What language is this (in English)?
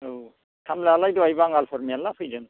Bodo